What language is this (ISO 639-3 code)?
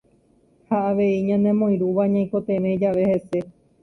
grn